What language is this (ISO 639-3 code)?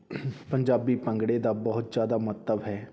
pan